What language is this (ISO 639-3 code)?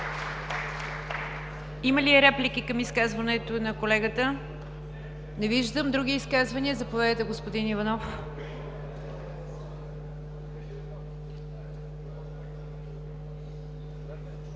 bul